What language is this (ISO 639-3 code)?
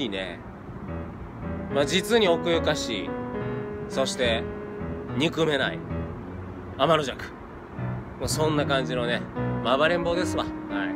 jpn